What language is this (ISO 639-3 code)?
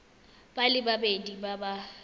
tsn